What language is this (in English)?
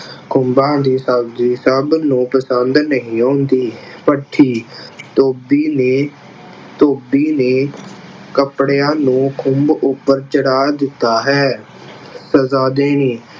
Punjabi